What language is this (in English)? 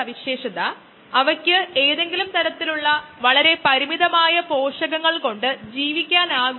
Malayalam